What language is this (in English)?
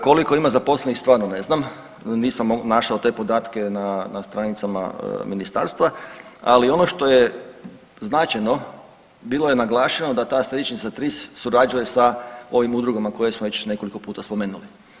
Croatian